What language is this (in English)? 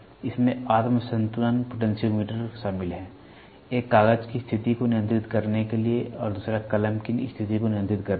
Hindi